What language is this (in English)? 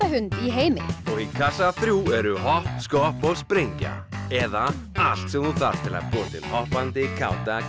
Icelandic